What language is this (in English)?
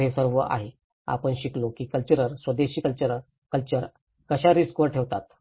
Marathi